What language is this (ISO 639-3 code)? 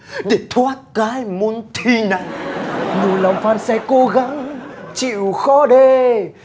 vie